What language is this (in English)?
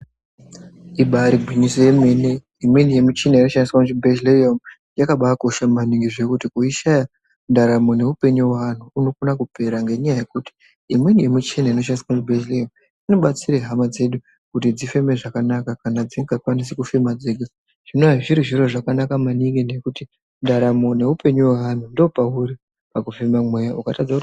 Ndau